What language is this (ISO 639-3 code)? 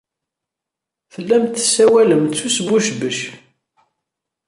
kab